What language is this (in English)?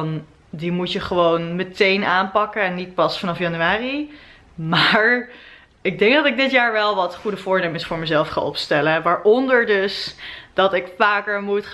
Dutch